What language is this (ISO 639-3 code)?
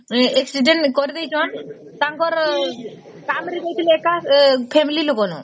ori